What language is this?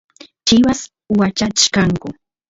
Santiago del Estero Quichua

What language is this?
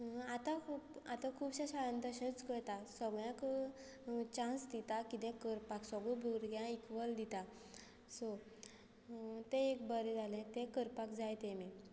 Konkani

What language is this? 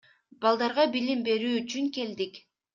Kyrgyz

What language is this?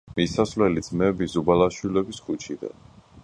Georgian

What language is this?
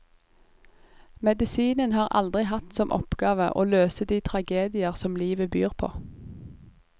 Norwegian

